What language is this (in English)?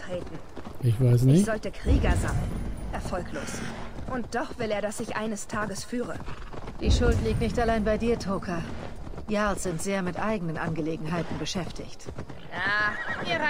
German